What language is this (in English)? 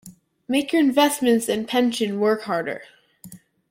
English